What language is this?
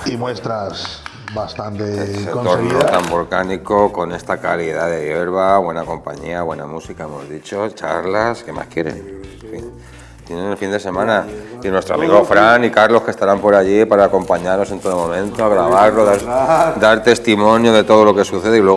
Spanish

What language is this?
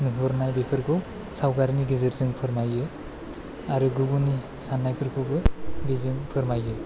Bodo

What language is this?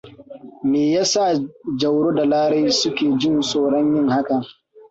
Hausa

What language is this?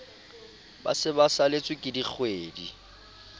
Southern Sotho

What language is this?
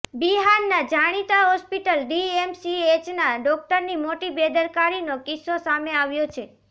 Gujarati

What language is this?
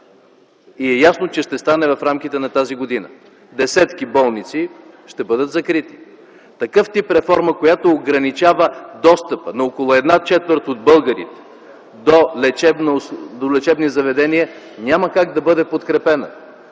Bulgarian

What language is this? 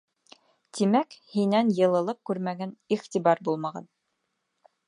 Bashkir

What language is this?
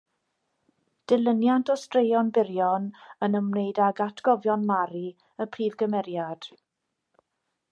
Welsh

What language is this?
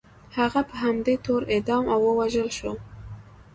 Pashto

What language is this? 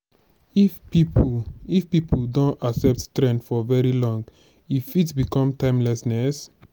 Nigerian Pidgin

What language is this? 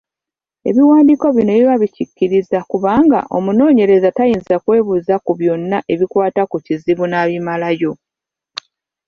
Ganda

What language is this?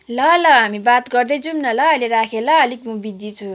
Nepali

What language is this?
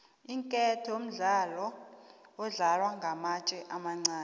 South Ndebele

